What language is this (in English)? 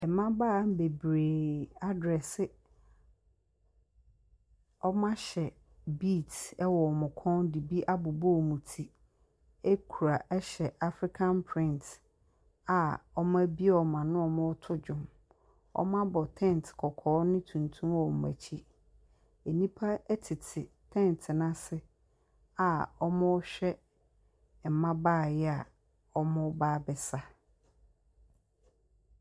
Akan